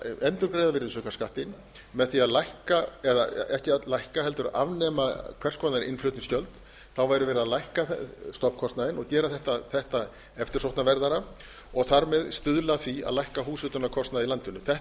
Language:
Icelandic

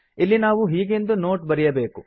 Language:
Kannada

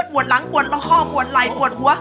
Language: Thai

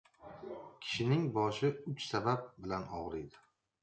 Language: Uzbek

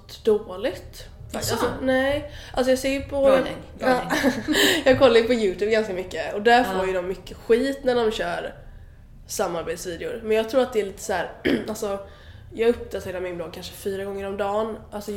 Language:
Swedish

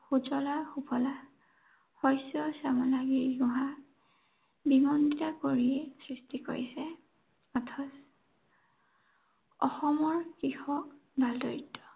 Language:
Assamese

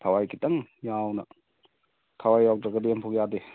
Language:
Manipuri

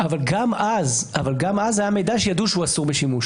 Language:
Hebrew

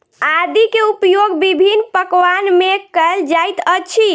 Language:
Maithili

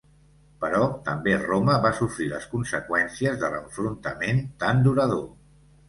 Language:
Catalan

